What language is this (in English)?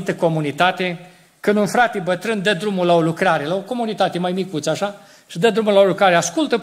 Romanian